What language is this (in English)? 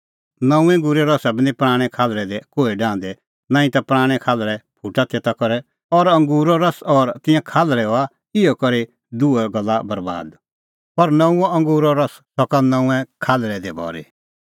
Kullu Pahari